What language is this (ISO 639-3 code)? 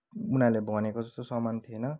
nep